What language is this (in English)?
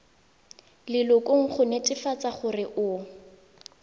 Tswana